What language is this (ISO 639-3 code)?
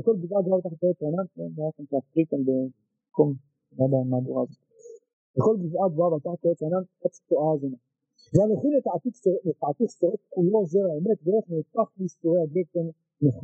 heb